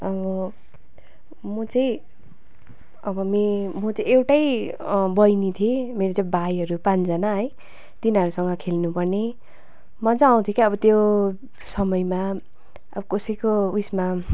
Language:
Nepali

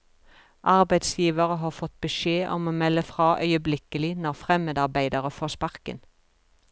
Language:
Norwegian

